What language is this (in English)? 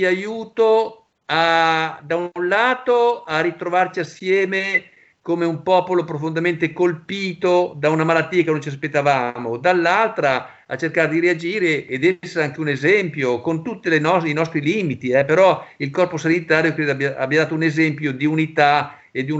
Italian